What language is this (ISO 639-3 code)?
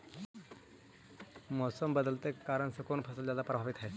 mag